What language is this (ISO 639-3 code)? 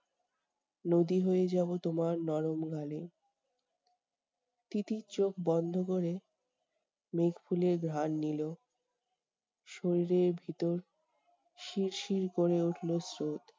ben